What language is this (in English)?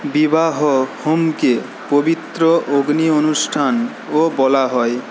Bangla